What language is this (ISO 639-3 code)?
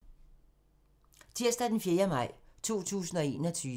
dan